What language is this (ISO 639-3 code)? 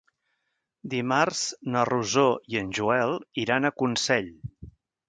cat